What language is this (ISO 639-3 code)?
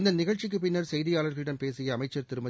tam